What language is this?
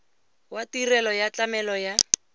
Tswana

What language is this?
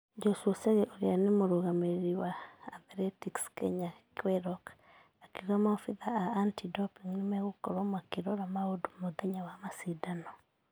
Kikuyu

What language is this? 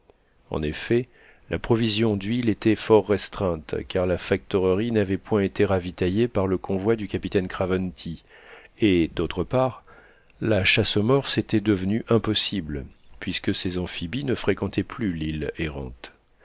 French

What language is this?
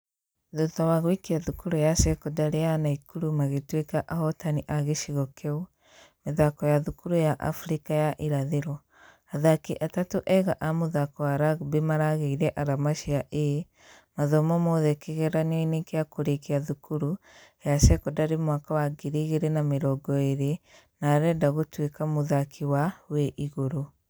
Kikuyu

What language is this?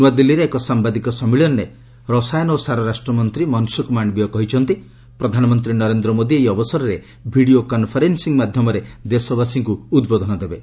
Odia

